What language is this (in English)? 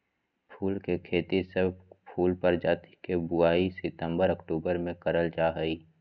Magahi